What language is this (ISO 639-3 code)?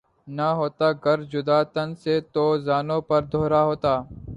urd